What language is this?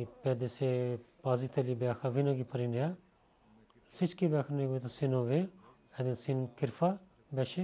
Bulgarian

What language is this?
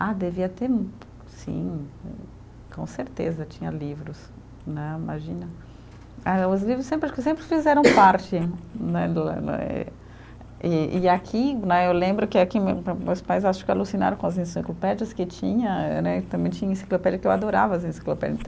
Portuguese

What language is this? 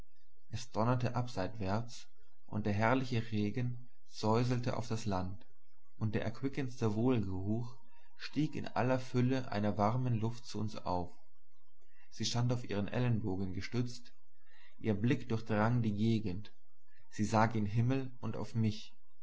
German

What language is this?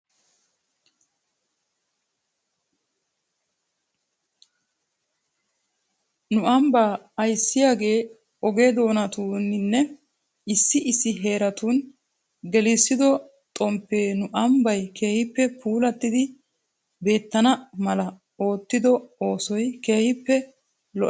Wolaytta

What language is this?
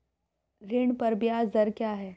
Hindi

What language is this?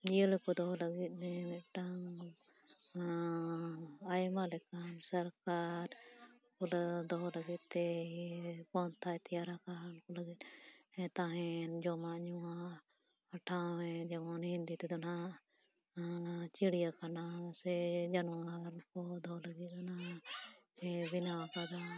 Santali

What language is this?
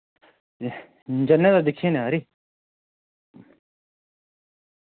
Dogri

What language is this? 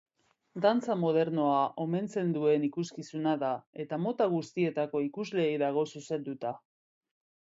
Basque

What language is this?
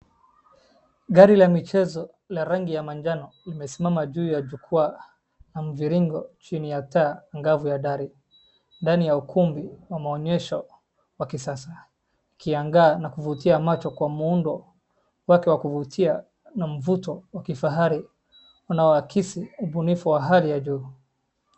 Swahili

